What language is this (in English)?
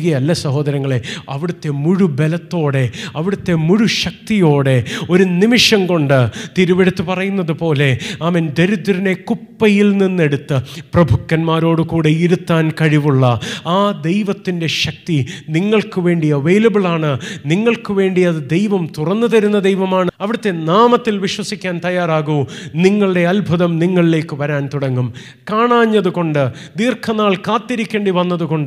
Malayalam